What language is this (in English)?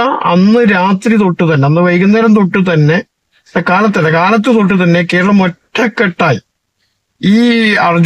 Malayalam